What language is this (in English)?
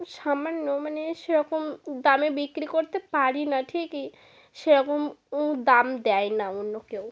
Bangla